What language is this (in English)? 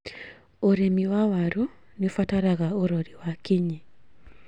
Kikuyu